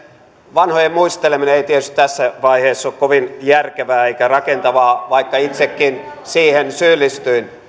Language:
Finnish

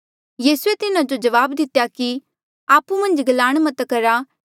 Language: Mandeali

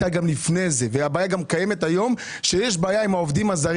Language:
Hebrew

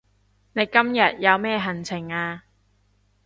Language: Cantonese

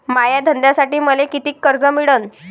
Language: Marathi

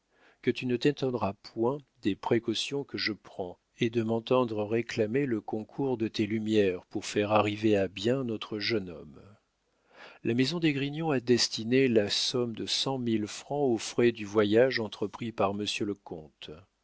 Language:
French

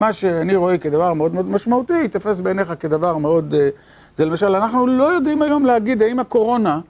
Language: Hebrew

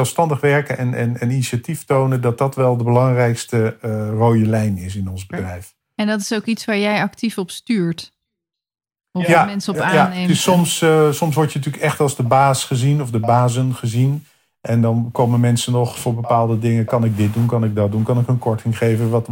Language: Dutch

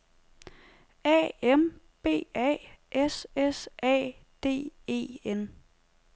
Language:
Danish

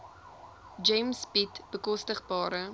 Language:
Afrikaans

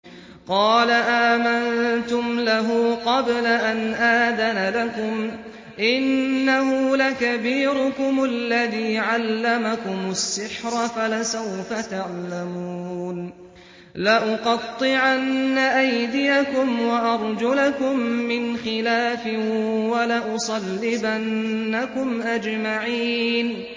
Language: Arabic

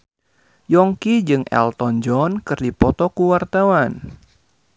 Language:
Sundanese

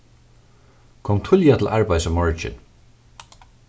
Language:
Faroese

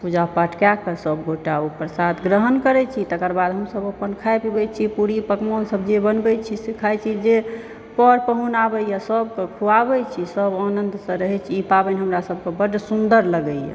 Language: Maithili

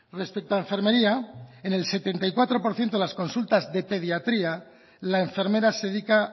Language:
Spanish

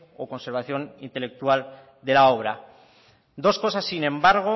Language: Spanish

